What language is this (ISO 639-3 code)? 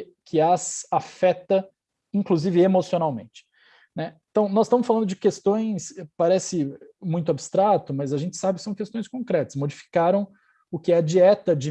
por